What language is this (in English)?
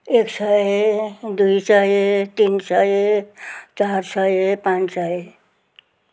Nepali